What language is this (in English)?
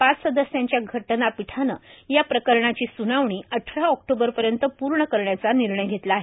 Marathi